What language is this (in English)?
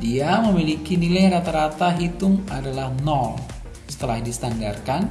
Indonesian